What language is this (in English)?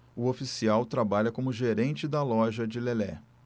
Portuguese